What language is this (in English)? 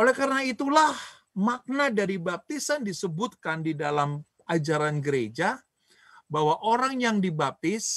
Indonesian